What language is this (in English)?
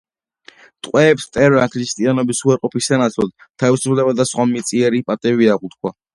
Georgian